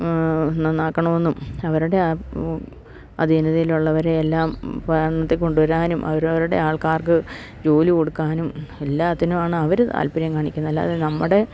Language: Malayalam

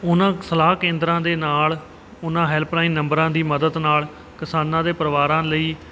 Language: Punjabi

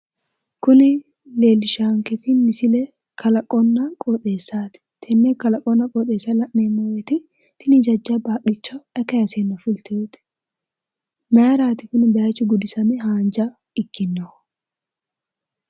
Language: Sidamo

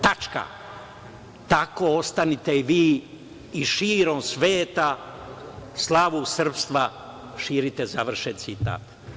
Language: Serbian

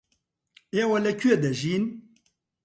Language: Central Kurdish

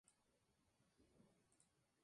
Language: Spanish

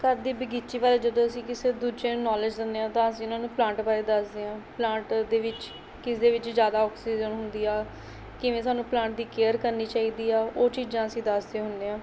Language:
Punjabi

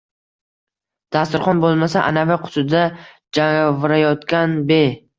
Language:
Uzbek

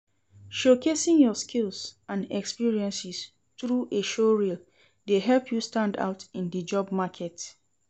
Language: Nigerian Pidgin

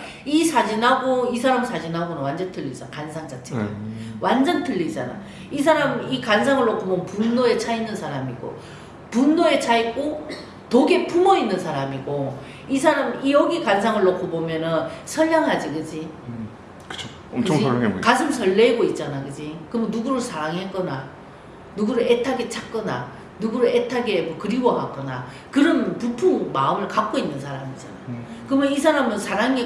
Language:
Korean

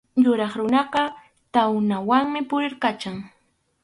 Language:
Arequipa-La Unión Quechua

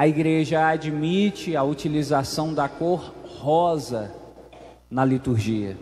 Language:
Portuguese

